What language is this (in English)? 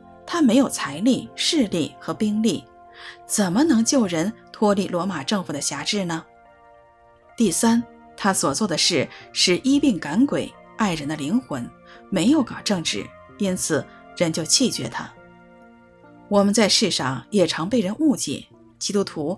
Chinese